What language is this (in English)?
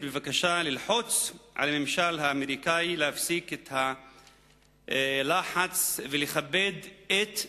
Hebrew